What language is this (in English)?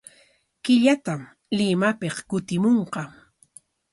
Corongo Ancash Quechua